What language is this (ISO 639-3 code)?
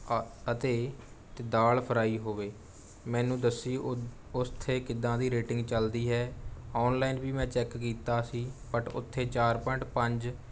pan